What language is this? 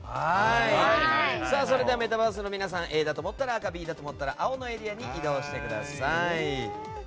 Japanese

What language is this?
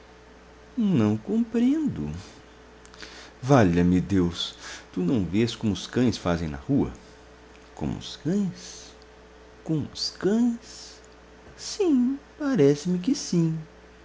Portuguese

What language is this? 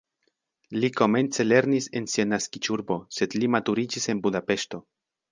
Esperanto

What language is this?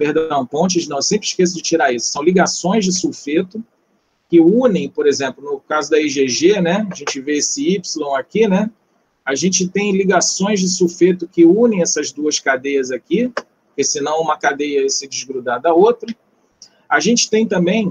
Portuguese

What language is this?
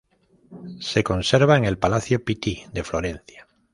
Spanish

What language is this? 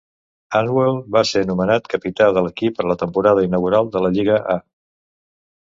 Catalan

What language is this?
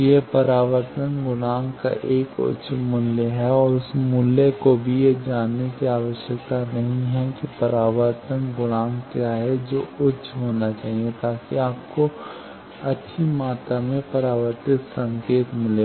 Hindi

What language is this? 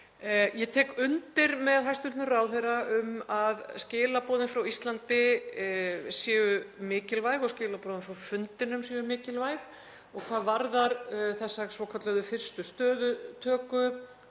Icelandic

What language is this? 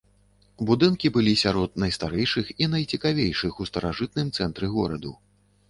Belarusian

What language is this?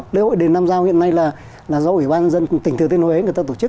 Vietnamese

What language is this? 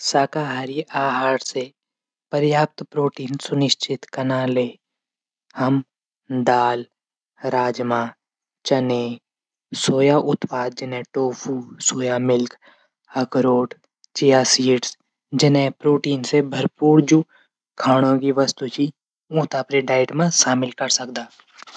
Garhwali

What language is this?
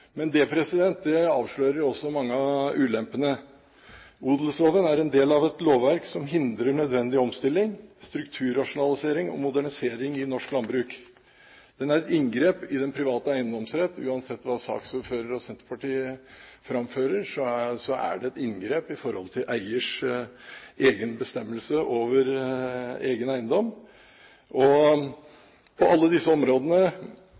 Norwegian Bokmål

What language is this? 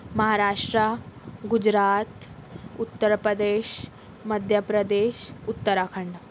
Urdu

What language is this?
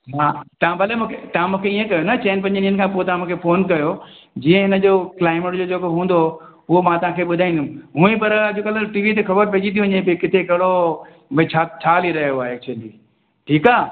Sindhi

